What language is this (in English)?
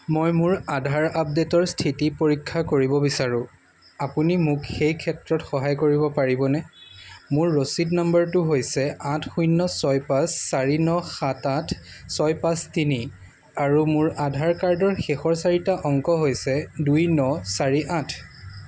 Assamese